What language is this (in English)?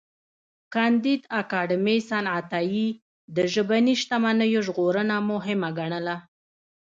Pashto